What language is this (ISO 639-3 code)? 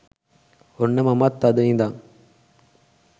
sin